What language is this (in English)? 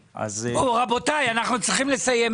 Hebrew